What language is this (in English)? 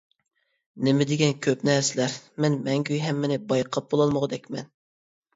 Uyghur